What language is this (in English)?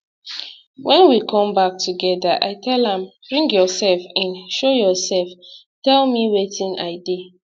Nigerian Pidgin